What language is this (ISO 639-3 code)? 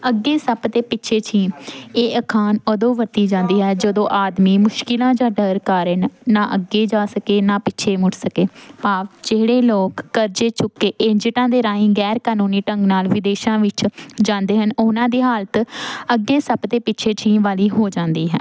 pan